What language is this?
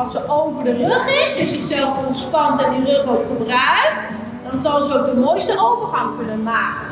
Dutch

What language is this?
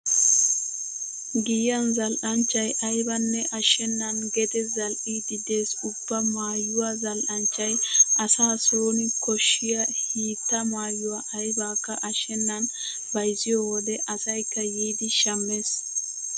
Wolaytta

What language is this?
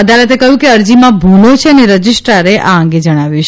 Gujarati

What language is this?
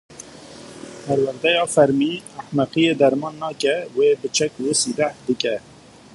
Kurdish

